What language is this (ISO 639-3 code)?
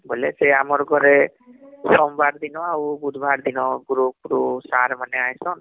ori